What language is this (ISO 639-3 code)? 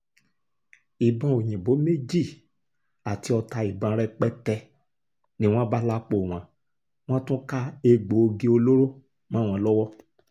yor